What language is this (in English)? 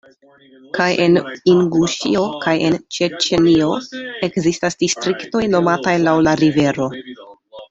Esperanto